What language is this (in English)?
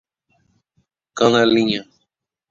Portuguese